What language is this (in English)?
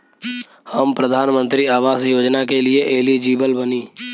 Bhojpuri